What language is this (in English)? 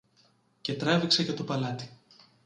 Greek